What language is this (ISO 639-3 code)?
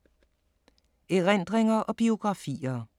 dan